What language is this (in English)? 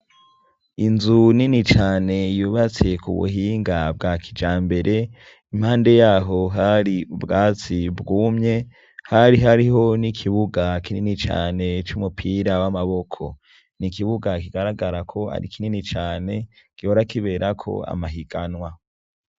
Rundi